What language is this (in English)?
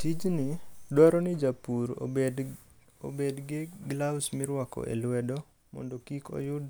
Luo (Kenya and Tanzania)